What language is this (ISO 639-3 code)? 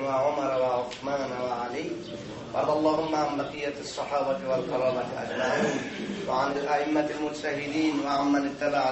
fas